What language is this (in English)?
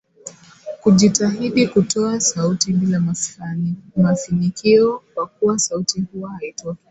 Swahili